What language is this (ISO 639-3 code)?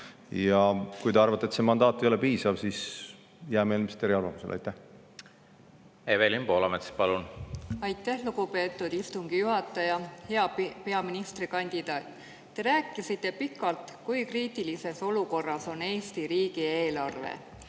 est